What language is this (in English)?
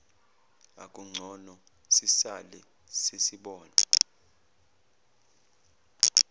Zulu